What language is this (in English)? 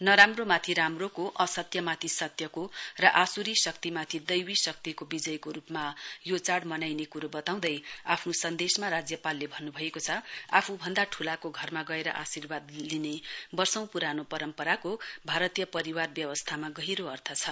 Nepali